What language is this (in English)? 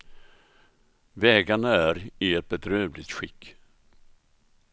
Swedish